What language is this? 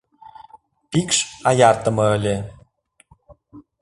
Mari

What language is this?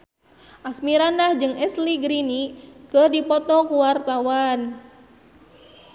Sundanese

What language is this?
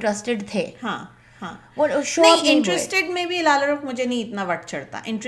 Urdu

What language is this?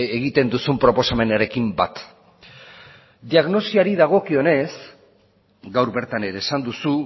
Basque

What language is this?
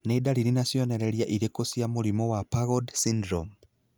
Kikuyu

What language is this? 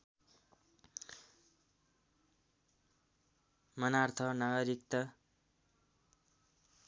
Nepali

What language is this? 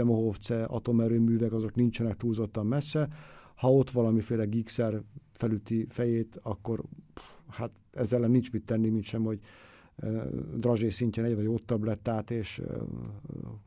Hungarian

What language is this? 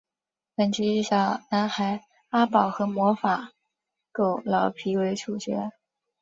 Chinese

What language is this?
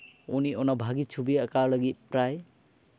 Santali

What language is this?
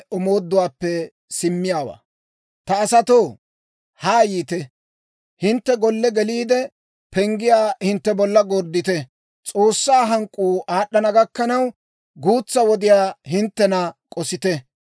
Dawro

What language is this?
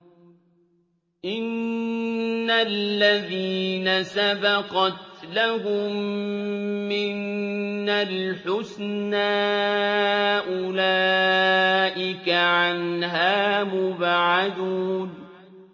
Arabic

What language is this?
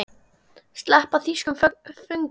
Icelandic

